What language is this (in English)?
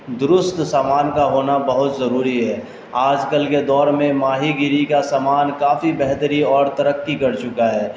Urdu